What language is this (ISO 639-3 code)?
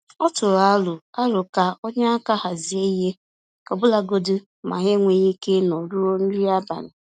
ibo